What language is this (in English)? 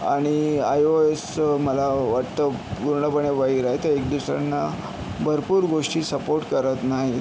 Marathi